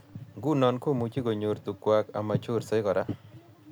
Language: Kalenjin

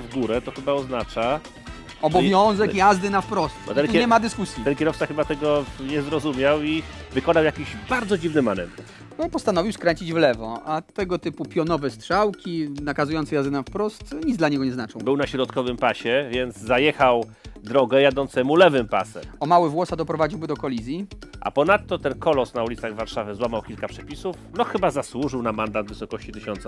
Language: Polish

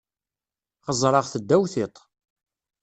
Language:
Kabyle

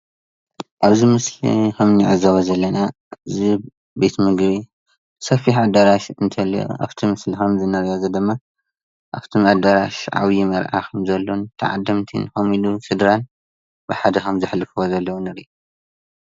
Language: Tigrinya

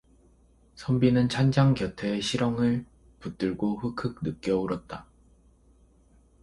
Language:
Korean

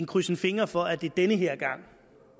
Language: Danish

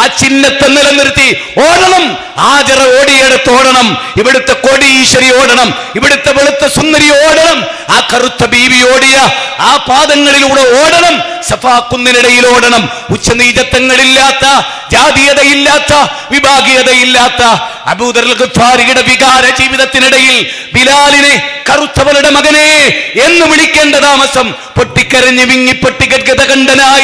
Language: Arabic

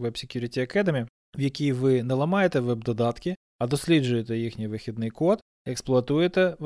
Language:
Ukrainian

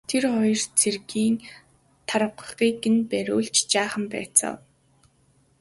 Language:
Mongolian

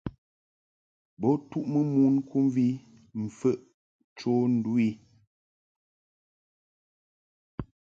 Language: Mungaka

